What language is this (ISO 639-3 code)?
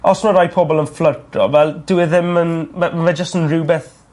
cym